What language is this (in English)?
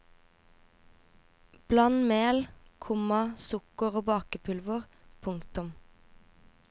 Norwegian